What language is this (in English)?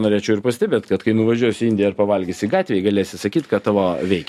Lithuanian